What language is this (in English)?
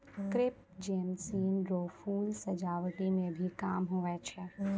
Maithili